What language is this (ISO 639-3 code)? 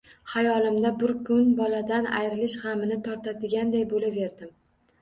uzb